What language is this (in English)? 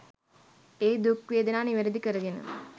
Sinhala